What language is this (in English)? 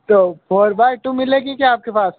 Hindi